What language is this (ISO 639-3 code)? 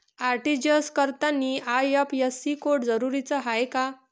mar